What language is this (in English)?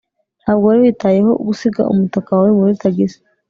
Kinyarwanda